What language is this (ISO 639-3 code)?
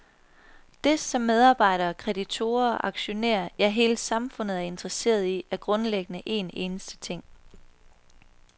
dan